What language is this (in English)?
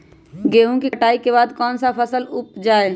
Magahi